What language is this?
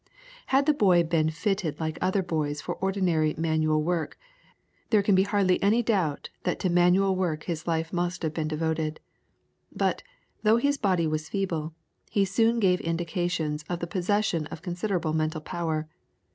English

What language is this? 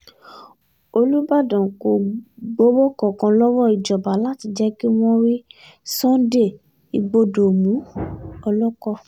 Yoruba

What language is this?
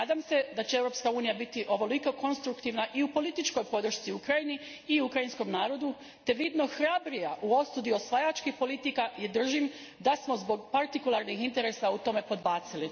Croatian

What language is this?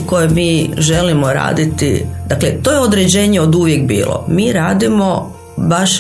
Croatian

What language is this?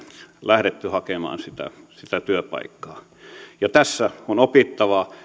Finnish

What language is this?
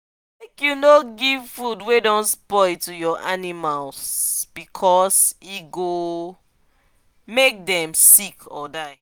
Nigerian Pidgin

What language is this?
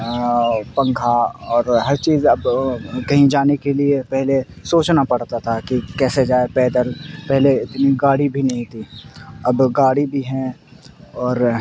Urdu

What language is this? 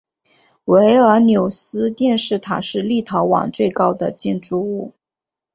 Chinese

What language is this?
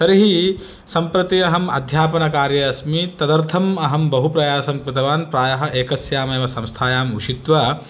Sanskrit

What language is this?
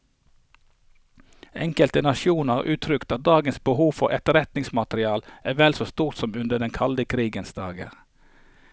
Norwegian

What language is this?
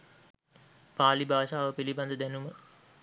Sinhala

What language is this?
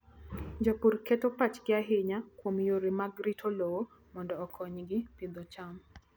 Luo (Kenya and Tanzania)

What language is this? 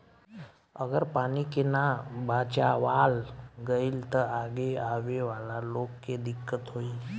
Bhojpuri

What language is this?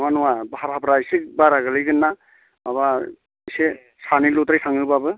Bodo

